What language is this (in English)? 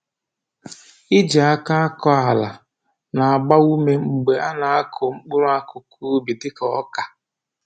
Igbo